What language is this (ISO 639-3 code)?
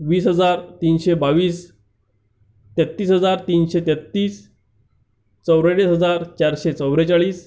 mar